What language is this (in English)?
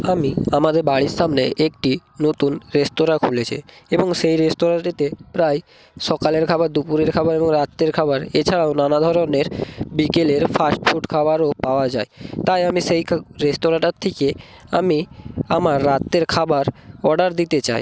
Bangla